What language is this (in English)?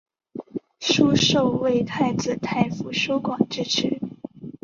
Chinese